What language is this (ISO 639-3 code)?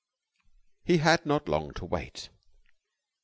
eng